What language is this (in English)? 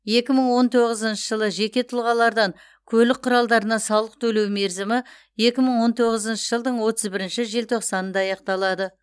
Kazakh